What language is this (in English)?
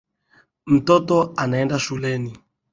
Swahili